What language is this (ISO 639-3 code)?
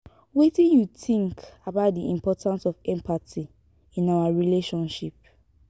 pcm